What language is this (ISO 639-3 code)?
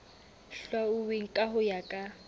sot